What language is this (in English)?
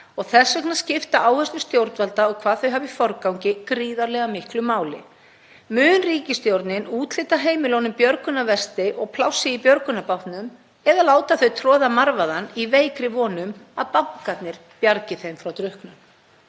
Icelandic